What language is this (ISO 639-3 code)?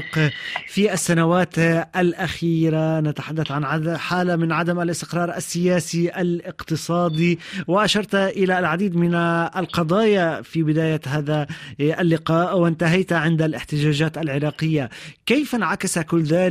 ara